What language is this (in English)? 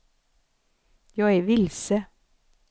Swedish